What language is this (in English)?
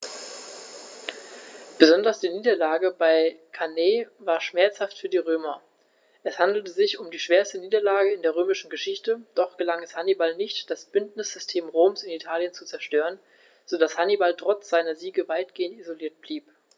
German